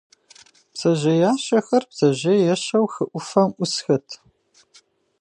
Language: Kabardian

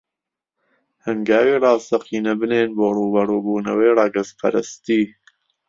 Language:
Central Kurdish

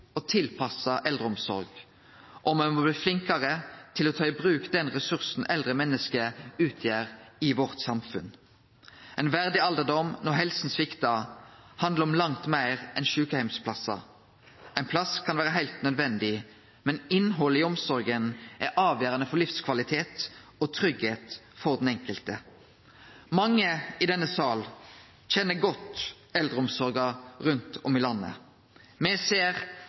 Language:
Norwegian Nynorsk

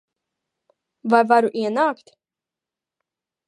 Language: Latvian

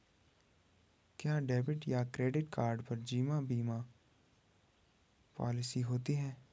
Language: Hindi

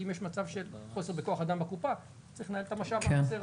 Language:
Hebrew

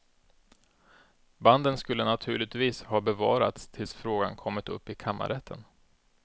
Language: Swedish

